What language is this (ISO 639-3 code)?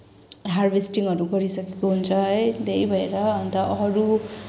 nep